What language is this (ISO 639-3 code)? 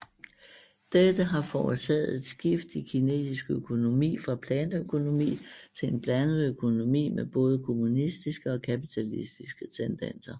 dan